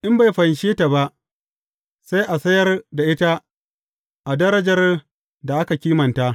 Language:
Hausa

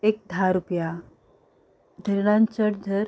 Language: Konkani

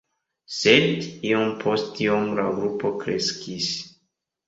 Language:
Esperanto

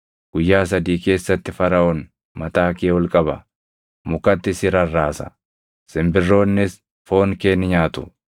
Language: Oromo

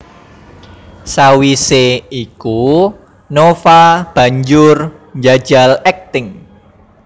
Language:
Javanese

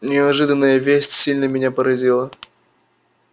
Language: Russian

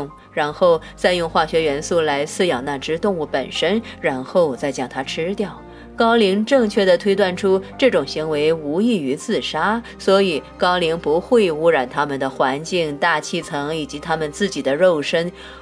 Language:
Chinese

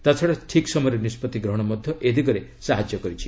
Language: Odia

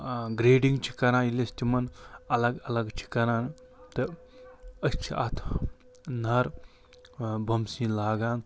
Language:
Kashmiri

